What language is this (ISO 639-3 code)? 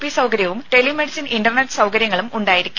mal